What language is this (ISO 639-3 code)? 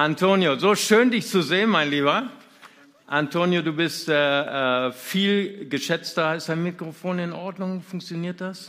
deu